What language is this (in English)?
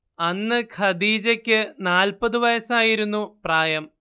Malayalam